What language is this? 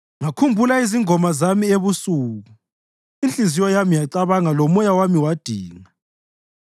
North Ndebele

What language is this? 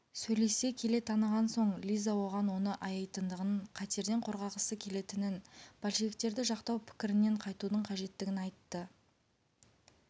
Kazakh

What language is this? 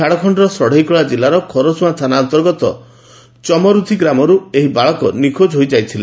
Odia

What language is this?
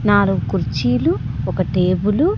Telugu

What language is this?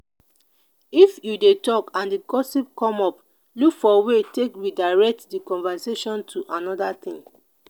Nigerian Pidgin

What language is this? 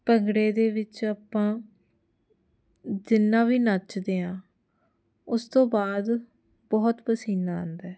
Punjabi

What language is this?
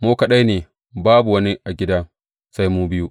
Hausa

